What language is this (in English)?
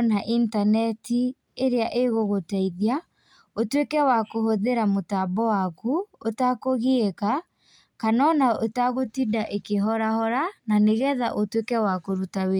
Kikuyu